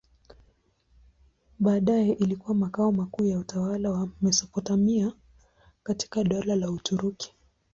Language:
Swahili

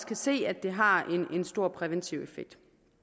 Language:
Danish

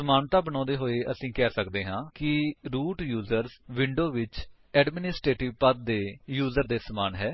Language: Punjabi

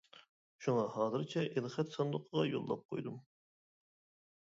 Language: Uyghur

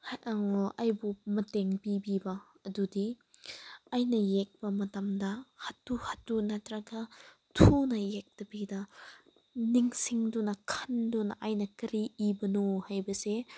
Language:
Manipuri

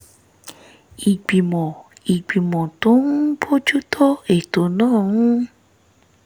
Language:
Yoruba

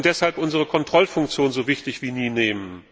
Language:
German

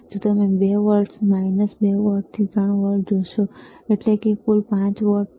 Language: Gujarati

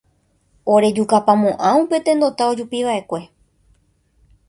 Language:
Guarani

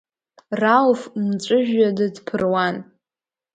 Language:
Abkhazian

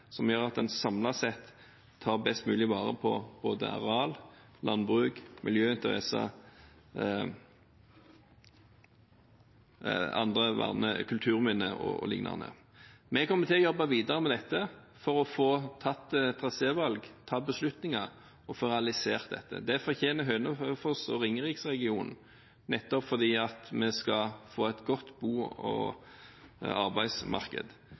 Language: Norwegian Bokmål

